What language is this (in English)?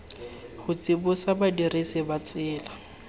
Tswana